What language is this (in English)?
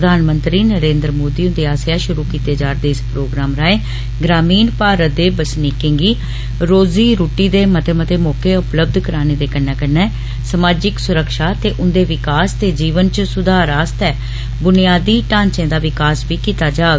Dogri